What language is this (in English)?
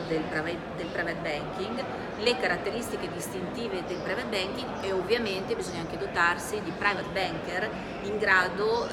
Italian